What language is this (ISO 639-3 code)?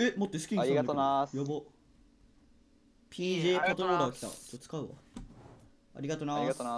jpn